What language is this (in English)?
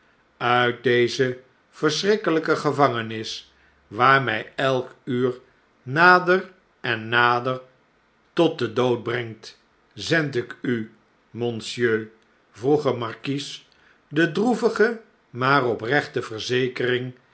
Dutch